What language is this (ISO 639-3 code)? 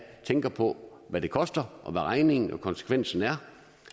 dan